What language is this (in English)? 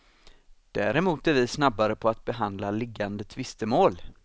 Swedish